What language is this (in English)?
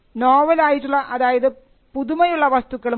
Malayalam